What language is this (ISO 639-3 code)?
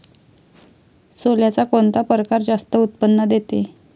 mar